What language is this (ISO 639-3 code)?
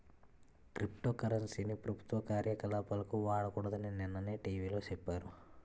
tel